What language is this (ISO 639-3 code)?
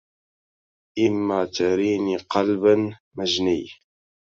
ara